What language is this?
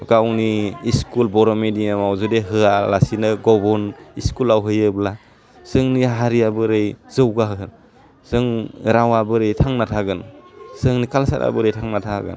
Bodo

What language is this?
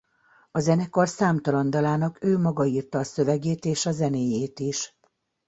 Hungarian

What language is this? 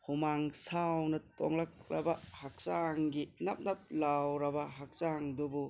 Manipuri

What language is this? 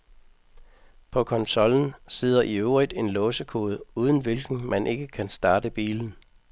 Danish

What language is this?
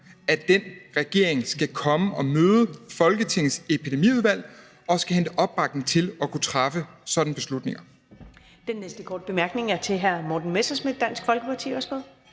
Danish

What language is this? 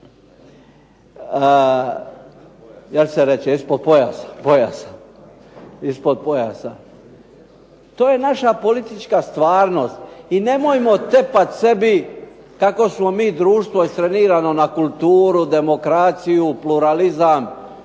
Croatian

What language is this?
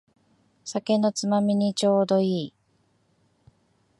Japanese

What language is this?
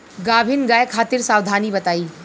Bhojpuri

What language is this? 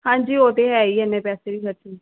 Punjabi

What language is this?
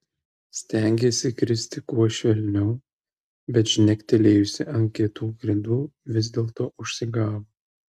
Lithuanian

